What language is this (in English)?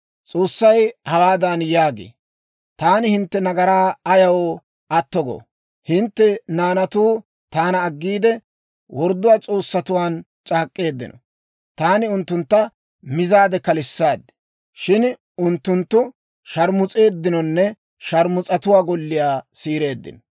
Dawro